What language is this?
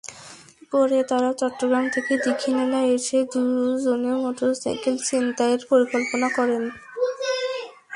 Bangla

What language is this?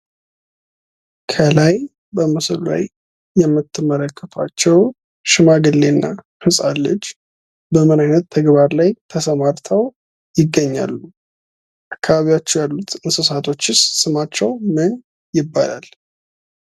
Amharic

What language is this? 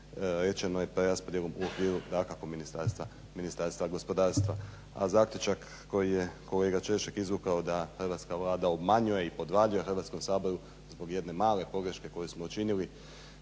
Croatian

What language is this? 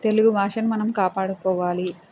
Telugu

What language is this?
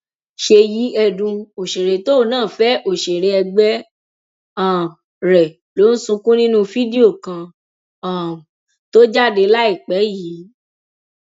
Yoruba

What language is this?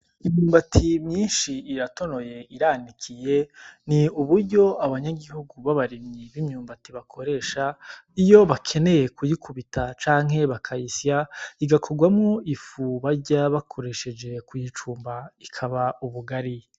Rundi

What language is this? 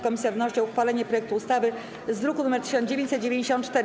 Polish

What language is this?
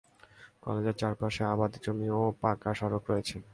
Bangla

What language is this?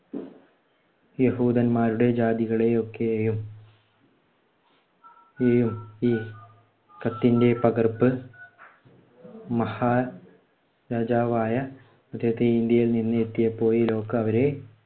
Malayalam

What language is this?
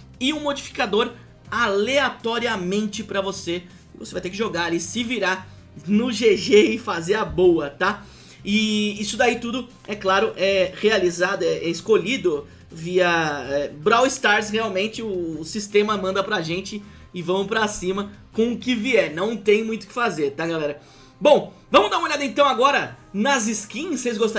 Portuguese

